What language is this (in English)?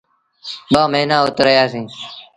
Sindhi Bhil